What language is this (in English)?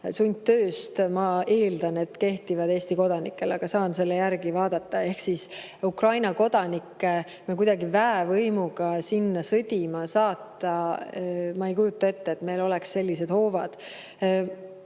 Estonian